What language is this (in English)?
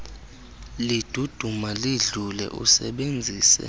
Xhosa